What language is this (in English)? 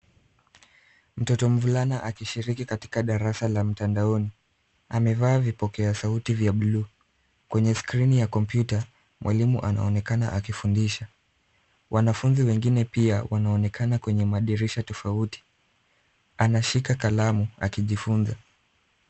Swahili